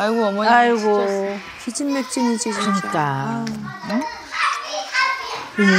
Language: Korean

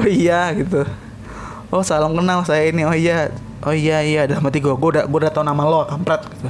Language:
Indonesian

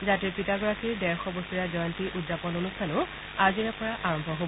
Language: Assamese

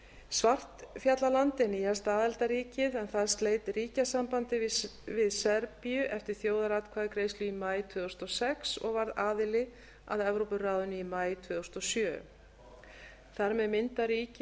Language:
Icelandic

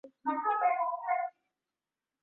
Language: Swahili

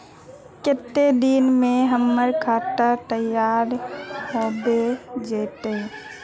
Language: Magahi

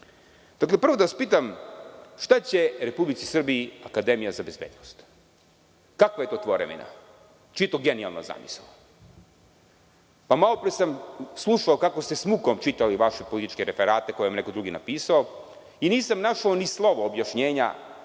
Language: Serbian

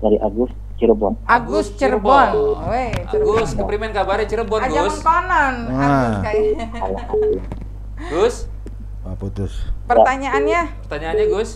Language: Indonesian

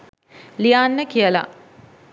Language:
Sinhala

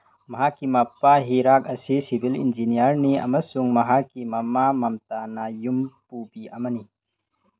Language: Manipuri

